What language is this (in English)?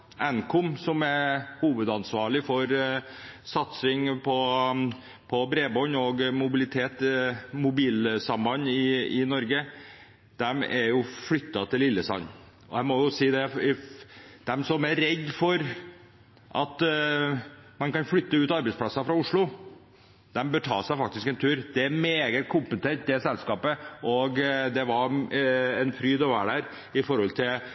Norwegian Bokmål